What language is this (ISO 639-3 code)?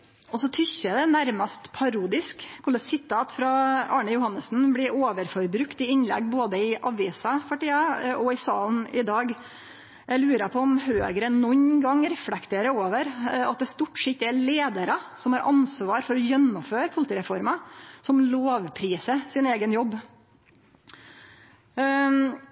nno